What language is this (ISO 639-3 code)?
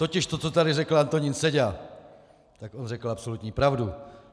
ces